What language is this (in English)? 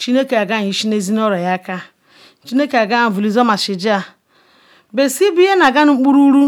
Ikwere